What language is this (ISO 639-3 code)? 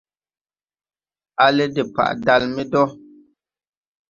tui